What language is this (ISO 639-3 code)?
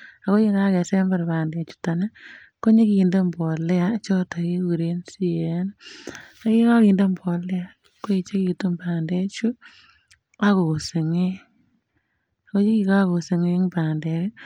kln